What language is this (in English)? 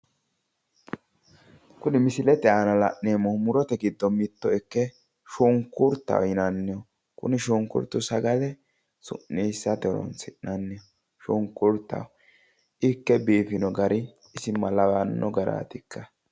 Sidamo